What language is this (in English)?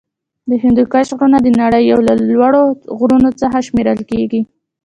Pashto